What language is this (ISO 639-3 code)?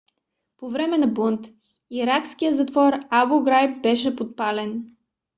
bul